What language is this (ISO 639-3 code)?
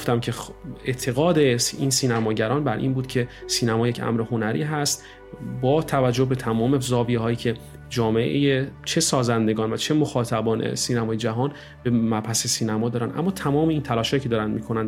fas